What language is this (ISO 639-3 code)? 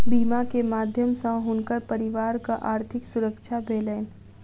mai